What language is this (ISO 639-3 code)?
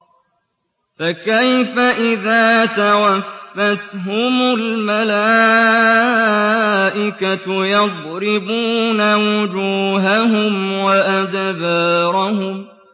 ara